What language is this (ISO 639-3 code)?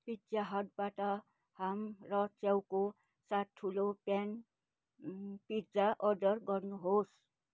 nep